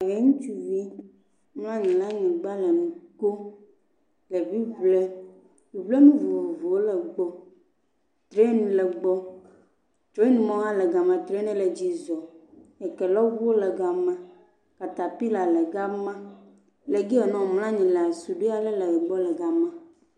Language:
Ewe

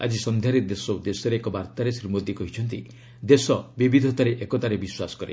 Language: Odia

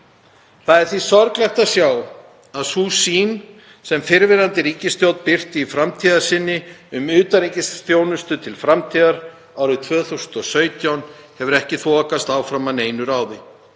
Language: Icelandic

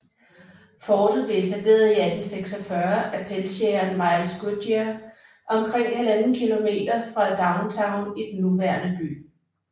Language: Danish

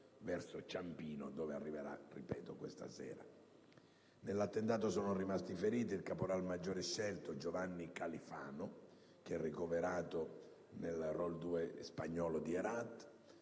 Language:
Italian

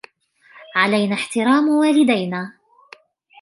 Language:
Arabic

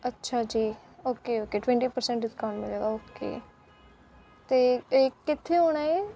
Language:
Punjabi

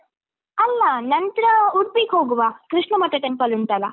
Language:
Kannada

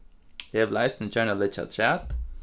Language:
Faroese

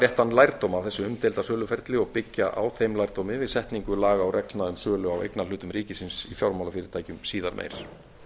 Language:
Icelandic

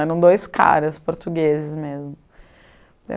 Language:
Portuguese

